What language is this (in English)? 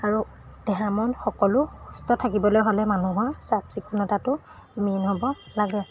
Assamese